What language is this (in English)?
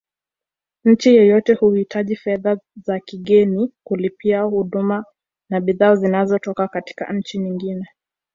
Swahili